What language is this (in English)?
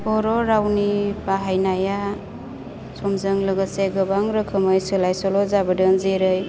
Bodo